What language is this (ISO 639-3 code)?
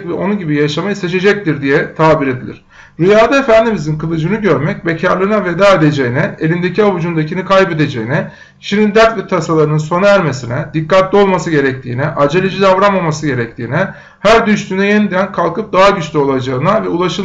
tur